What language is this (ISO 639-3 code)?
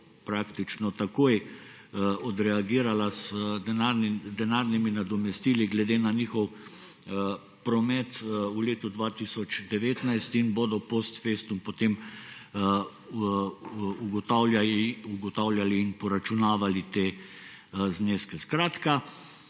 slv